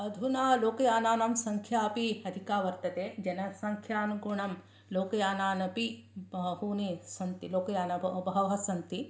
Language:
Sanskrit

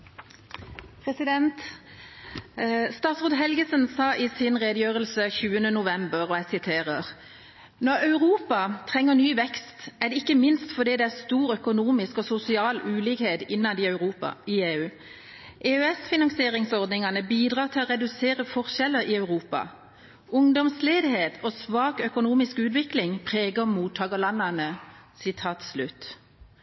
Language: Norwegian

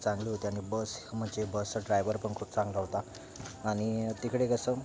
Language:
Marathi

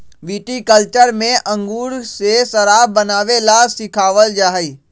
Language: Magahi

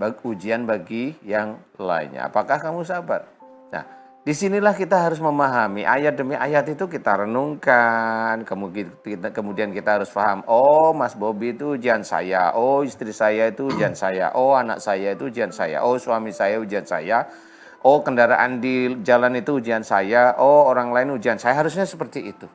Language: Indonesian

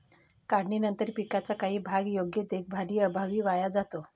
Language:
Marathi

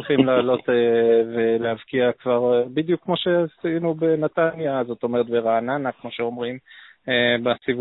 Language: Hebrew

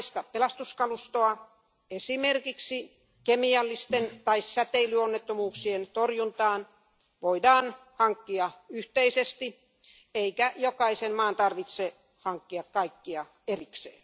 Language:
Finnish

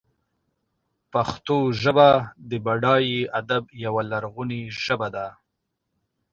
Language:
Pashto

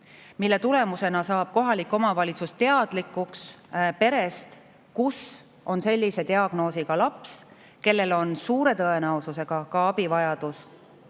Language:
Estonian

